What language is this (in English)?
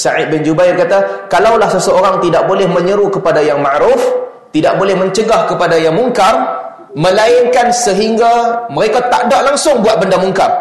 Malay